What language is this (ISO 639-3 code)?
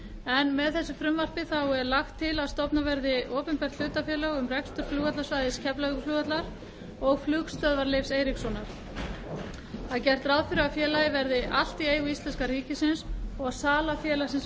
isl